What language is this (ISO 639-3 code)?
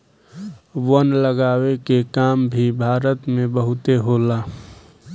bho